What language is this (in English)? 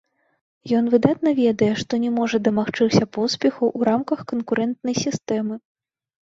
Belarusian